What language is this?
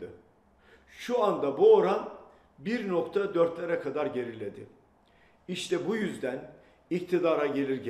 Turkish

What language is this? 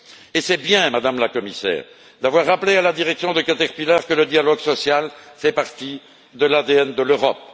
French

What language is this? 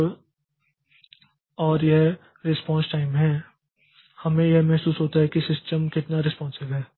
Hindi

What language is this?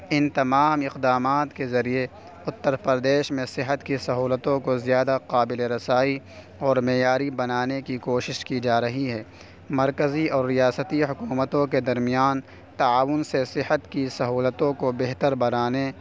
Urdu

